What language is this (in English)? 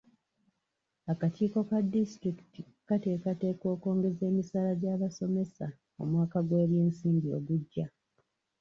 Ganda